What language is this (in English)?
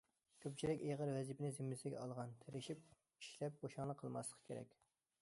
Uyghur